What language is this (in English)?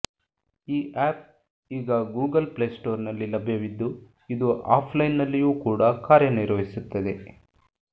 Kannada